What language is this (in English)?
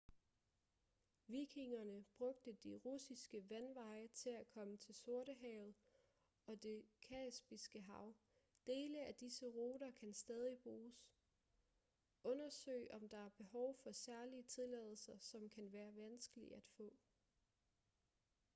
Danish